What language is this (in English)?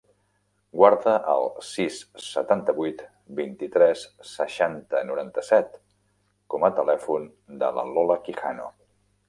Catalan